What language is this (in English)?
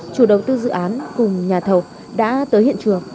Vietnamese